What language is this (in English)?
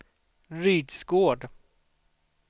Swedish